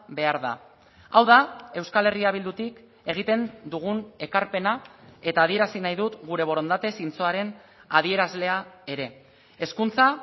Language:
Basque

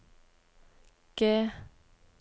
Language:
Norwegian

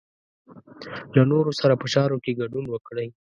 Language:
Pashto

